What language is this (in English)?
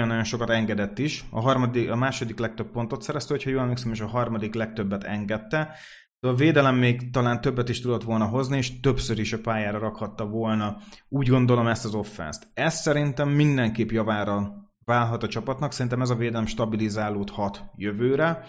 Hungarian